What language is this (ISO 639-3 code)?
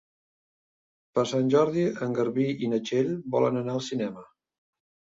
cat